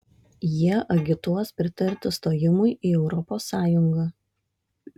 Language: Lithuanian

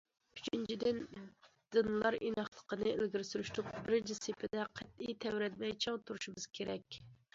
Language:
Uyghur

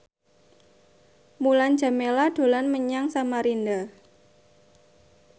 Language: Javanese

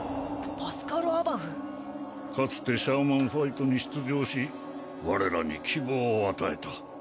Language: Japanese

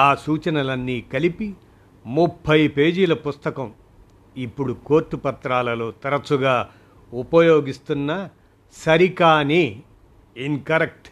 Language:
Telugu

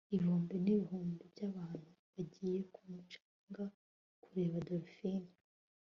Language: Kinyarwanda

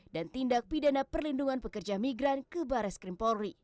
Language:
Indonesian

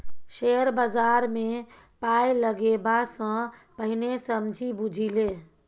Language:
Maithili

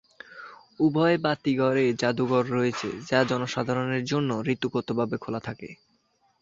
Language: Bangla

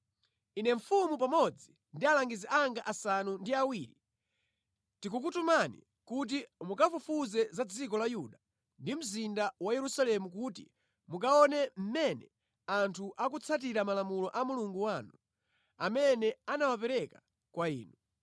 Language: Nyanja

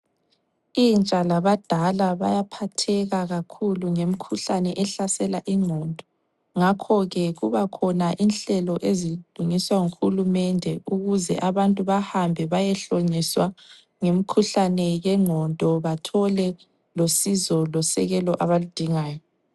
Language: North Ndebele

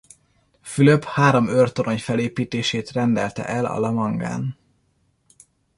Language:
Hungarian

